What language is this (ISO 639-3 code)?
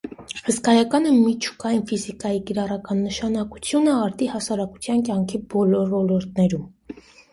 hye